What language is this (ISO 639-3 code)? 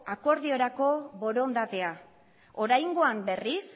eus